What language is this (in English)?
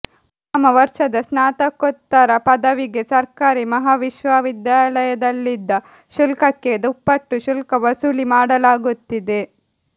Kannada